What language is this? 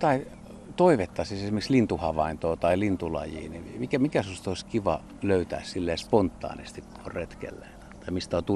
Finnish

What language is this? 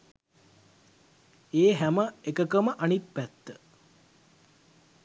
Sinhala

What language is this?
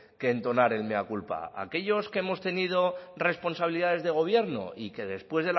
Spanish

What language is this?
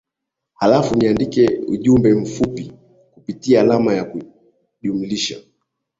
Swahili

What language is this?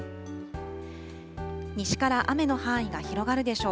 Japanese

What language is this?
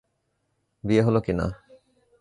Bangla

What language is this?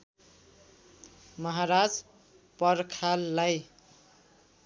Nepali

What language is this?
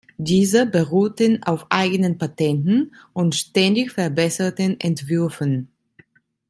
German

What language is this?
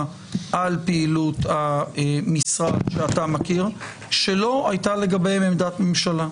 Hebrew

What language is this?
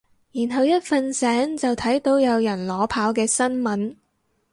Cantonese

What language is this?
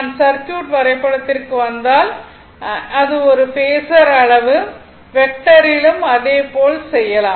Tamil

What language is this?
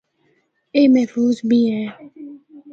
Northern Hindko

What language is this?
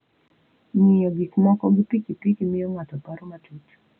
Luo (Kenya and Tanzania)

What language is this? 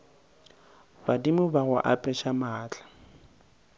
Northern Sotho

